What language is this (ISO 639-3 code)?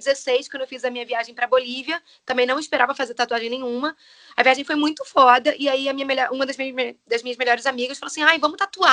por